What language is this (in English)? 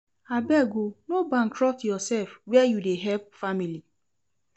Nigerian Pidgin